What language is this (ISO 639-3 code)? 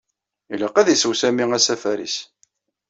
kab